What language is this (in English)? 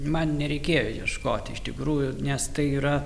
Lithuanian